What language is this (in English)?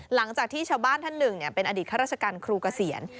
Thai